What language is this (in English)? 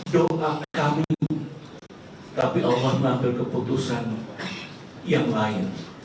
Indonesian